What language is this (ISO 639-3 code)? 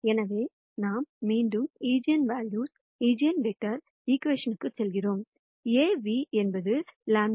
tam